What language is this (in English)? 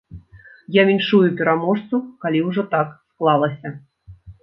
Belarusian